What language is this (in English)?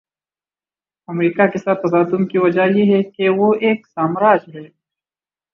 Urdu